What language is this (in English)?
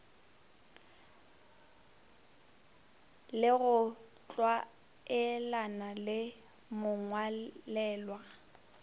Northern Sotho